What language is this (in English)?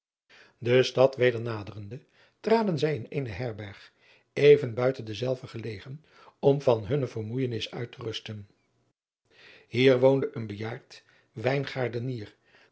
Dutch